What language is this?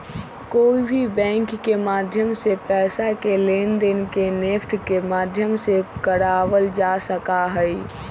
Magahi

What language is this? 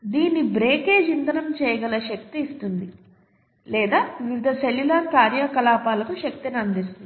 Telugu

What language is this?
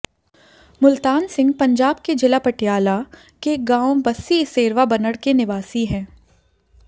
Hindi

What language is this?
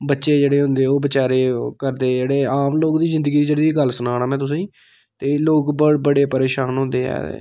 Dogri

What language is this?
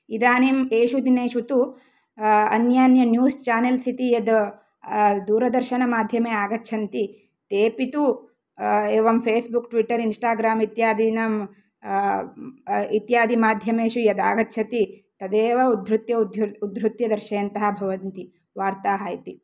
Sanskrit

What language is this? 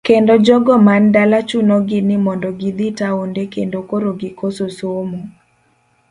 Luo (Kenya and Tanzania)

